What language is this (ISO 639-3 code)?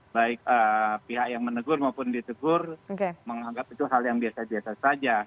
ind